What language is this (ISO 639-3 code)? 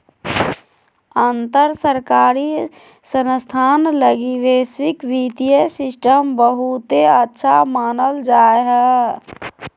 mag